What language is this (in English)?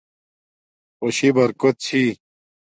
Domaaki